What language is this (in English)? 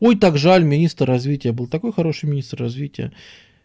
Russian